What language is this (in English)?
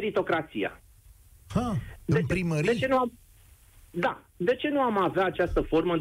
Romanian